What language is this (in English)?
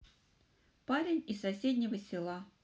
Russian